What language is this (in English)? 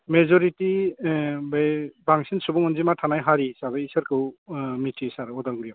Bodo